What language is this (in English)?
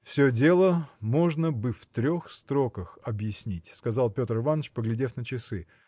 Russian